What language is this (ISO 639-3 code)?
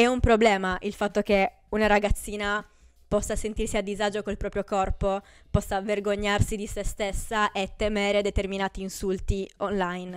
ita